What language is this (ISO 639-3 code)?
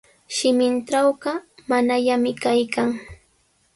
qws